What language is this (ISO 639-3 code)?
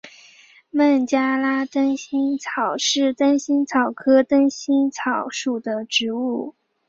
zho